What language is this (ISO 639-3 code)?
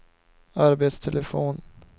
swe